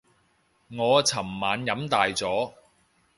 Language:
Cantonese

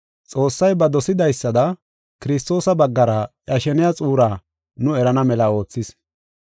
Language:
Gofa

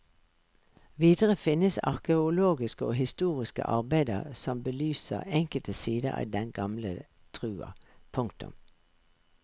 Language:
Norwegian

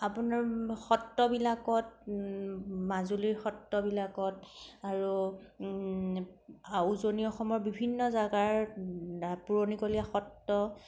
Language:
Assamese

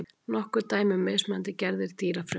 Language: Icelandic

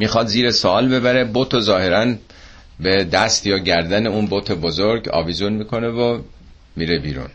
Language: Persian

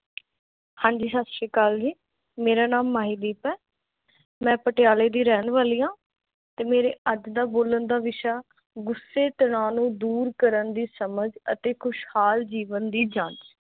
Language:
Punjabi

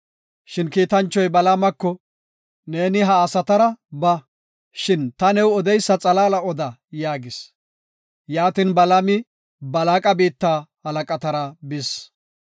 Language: Gofa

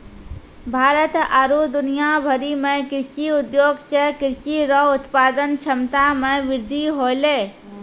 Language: Maithili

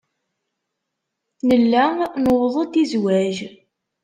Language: Kabyle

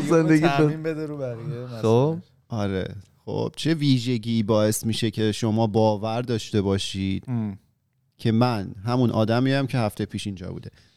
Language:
Persian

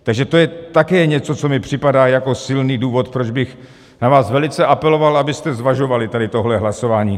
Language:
Czech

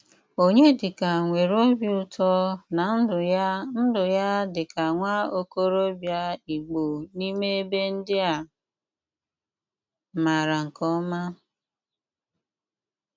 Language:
Igbo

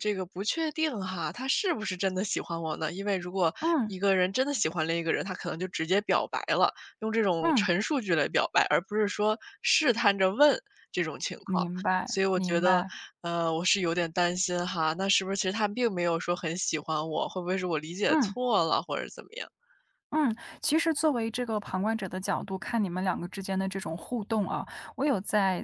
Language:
Chinese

